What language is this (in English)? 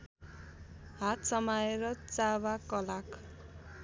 Nepali